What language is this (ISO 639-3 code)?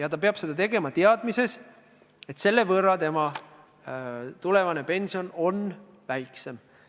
est